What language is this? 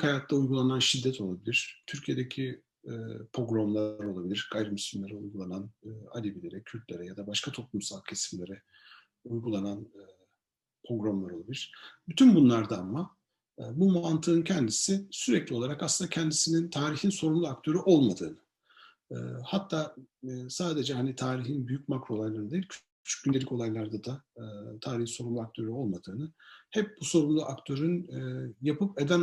Turkish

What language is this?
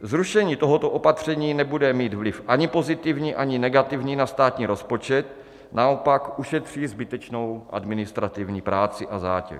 Czech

